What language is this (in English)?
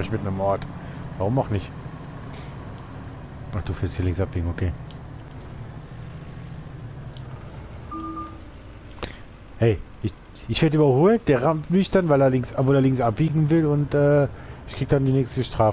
German